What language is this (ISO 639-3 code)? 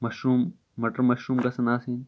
kas